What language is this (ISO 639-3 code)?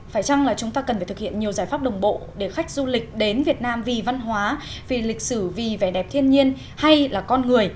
vie